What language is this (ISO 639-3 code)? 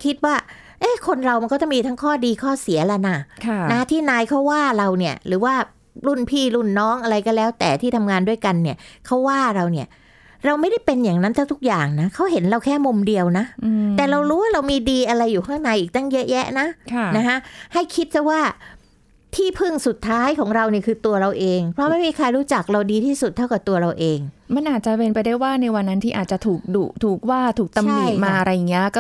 tha